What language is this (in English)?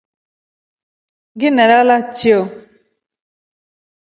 Rombo